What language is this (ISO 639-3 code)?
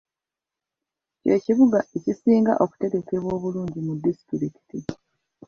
lug